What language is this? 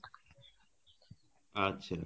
Bangla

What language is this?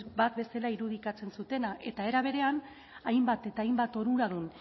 Basque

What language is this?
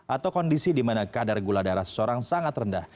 Indonesian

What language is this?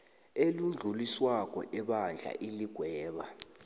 South Ndebele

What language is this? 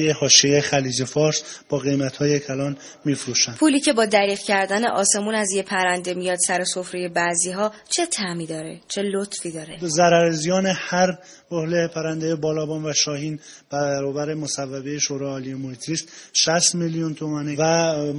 Persian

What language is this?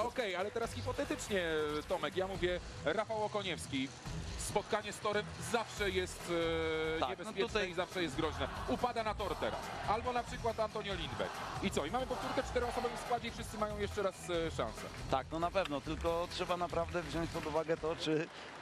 Polish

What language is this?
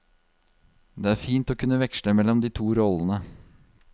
Norwegian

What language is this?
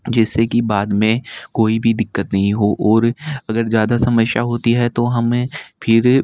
Hindi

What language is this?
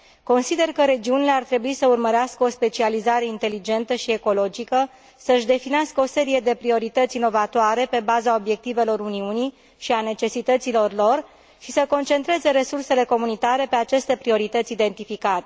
Romanian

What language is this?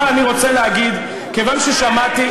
Hebrew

